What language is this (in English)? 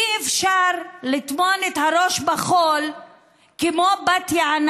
Hebrew